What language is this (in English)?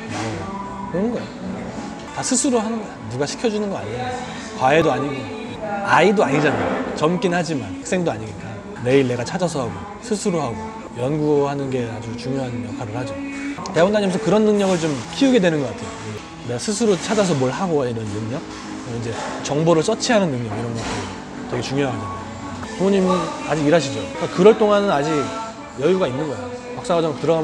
Korean